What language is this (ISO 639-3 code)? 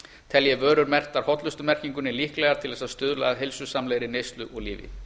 isl